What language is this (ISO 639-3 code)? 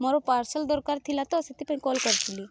ori